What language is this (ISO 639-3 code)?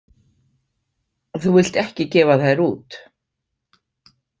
isl